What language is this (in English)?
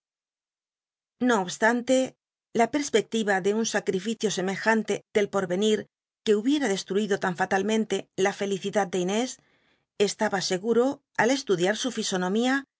Spanish